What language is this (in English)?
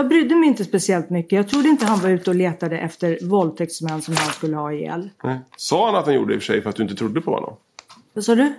Swedish